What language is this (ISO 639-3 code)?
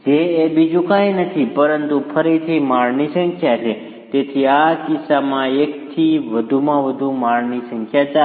guj